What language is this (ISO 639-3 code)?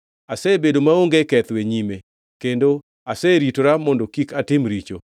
luo